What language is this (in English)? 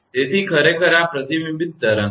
Gujarati